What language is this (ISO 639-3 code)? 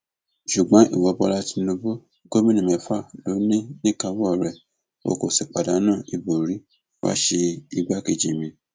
yor